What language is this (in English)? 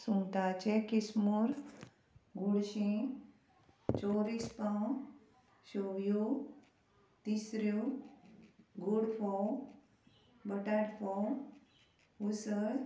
Konkani